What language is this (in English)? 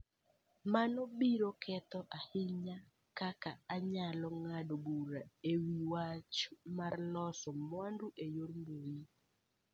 Luo (Kenya and Tanzania)